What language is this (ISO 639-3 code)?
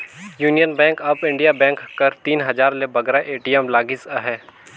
hne